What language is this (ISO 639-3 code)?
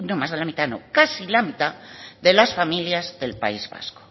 spa